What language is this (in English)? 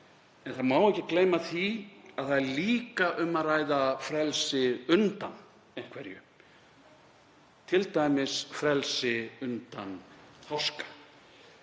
Icelandic